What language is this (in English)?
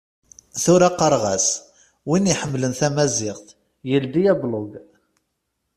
Kabyle